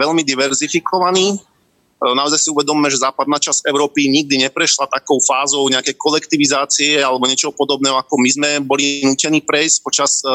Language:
Slovak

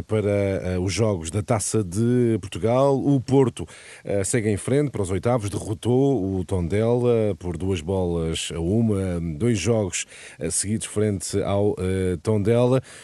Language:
Portuguese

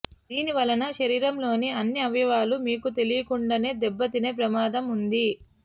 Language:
Telugu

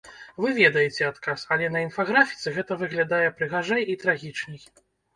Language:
Belarusian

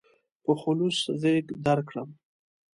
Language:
Pashto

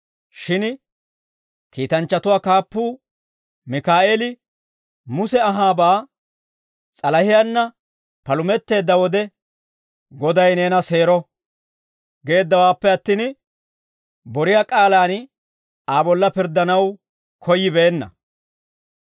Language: Dawro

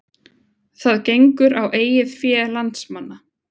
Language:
Icelandic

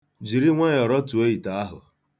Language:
Igbo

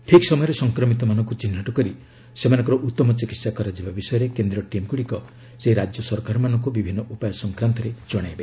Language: Odia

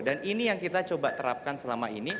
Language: Indonesian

